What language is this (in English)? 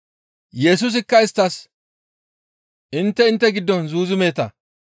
Gamo